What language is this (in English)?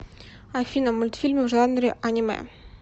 Russian